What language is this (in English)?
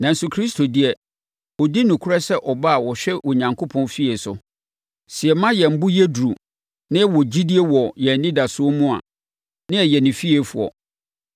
Akan